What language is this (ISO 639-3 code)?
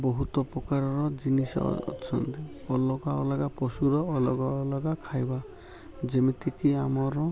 ori